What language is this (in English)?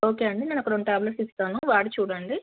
Telugu